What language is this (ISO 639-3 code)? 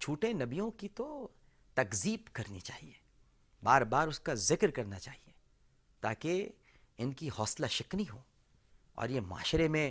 urd